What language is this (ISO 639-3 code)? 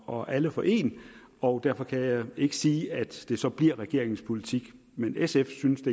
dan